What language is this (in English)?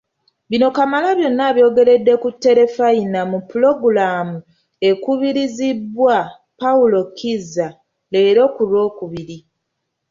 Ganda